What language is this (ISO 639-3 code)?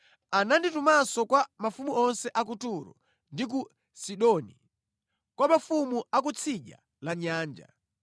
nya